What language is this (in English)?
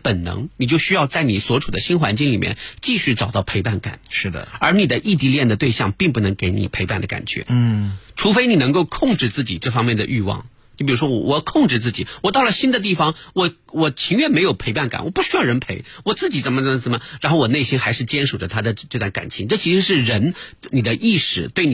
Chinese